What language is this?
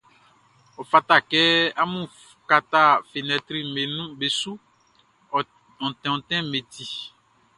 Baoulé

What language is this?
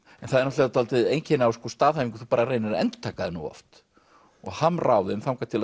Icelandic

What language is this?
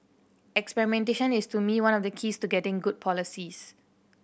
English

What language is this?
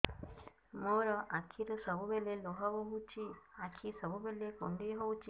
Odia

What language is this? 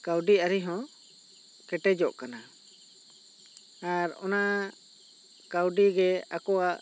Santali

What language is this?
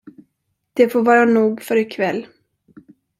Swedish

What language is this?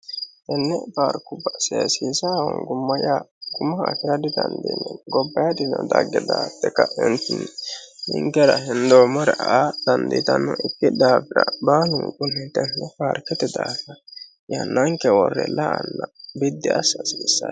Sidamo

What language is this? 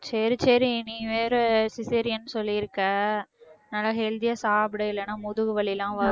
Tamil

